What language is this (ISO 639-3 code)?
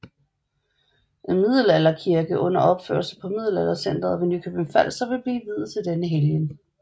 dan